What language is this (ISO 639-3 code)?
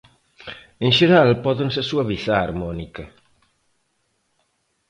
glg